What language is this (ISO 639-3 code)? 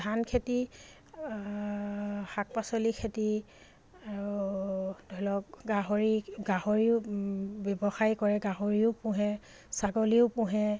asm